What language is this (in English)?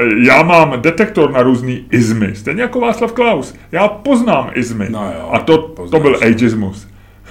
Czech